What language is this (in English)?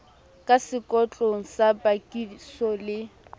Southern Sotho